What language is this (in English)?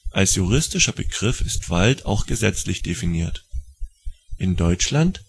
German